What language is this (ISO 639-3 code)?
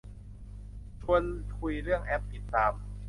tha